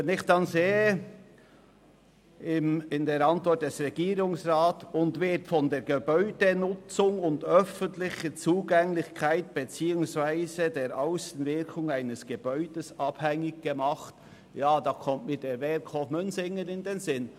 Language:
Swiss German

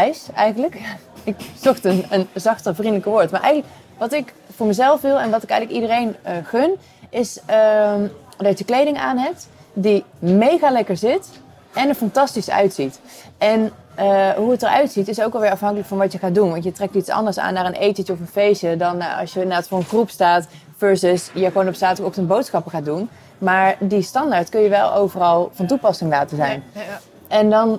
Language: Dutch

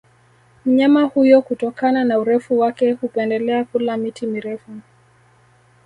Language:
Swahili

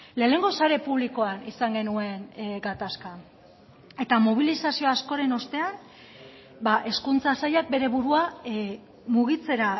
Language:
Basque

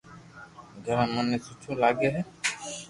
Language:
Loarki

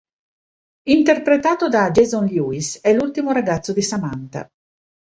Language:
Italian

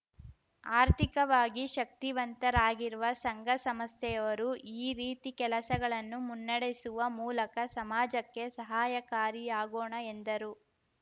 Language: Kannada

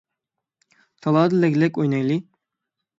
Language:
Uyghur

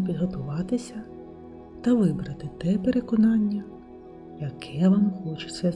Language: Ukrainian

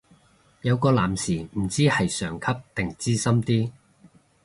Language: Cantonese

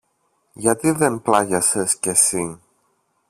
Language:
Greek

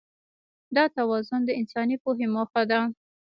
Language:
Pashto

